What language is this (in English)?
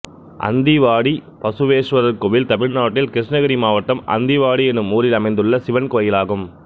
Tamil